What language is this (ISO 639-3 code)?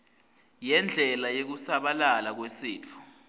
ssw